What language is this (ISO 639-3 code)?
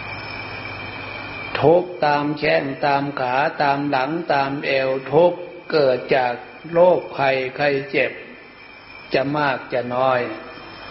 tha